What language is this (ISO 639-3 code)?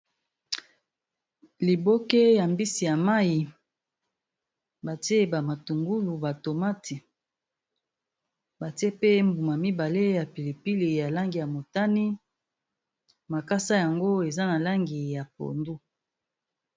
lin